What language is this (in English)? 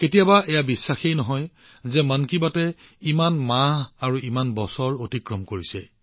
Assamese